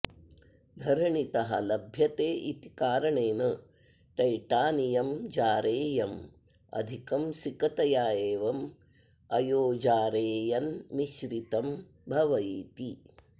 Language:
Sanskrit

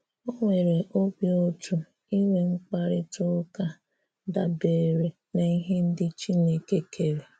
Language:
Igbo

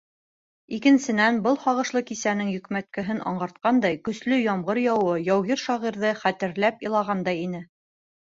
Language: Bashkir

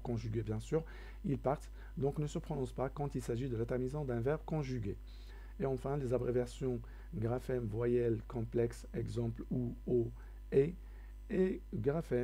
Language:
French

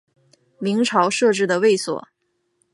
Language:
Chinese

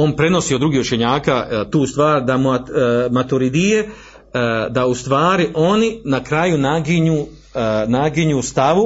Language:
Croatian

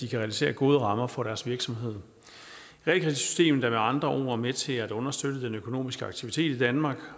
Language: Danish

